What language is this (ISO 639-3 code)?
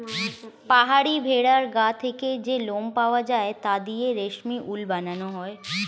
ben